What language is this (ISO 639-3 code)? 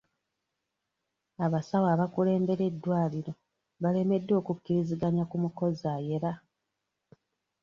lug